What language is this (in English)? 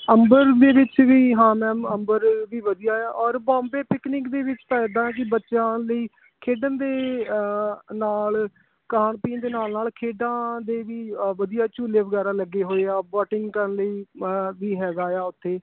Punjabi